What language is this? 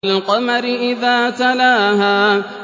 Arabic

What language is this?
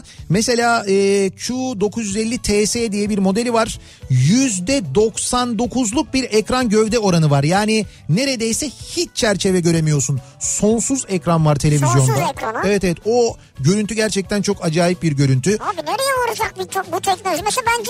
Turkish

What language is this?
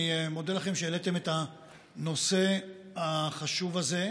Hebrew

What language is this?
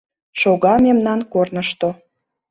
Mari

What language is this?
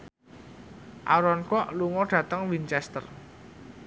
Javanese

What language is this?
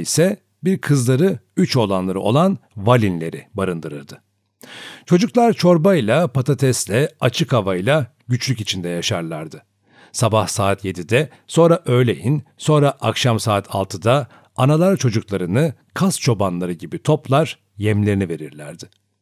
Turkish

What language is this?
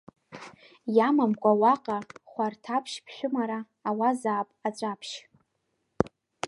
Abkhazian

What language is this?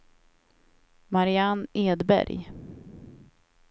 Swedish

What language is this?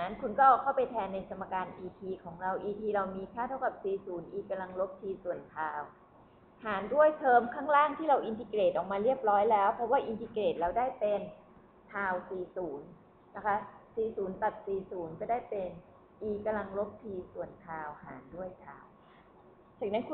Thai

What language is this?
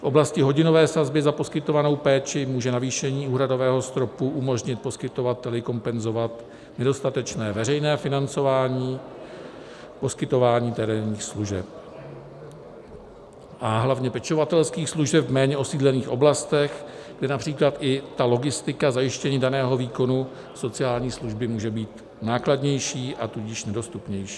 Czech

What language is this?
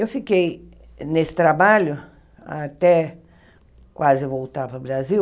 Portuguese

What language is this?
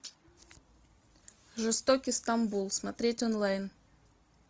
Russian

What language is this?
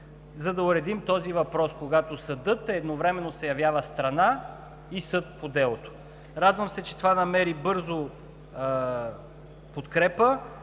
Bulgarian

